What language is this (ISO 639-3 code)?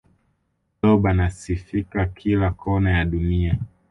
swa